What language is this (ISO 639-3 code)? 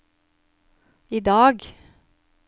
nor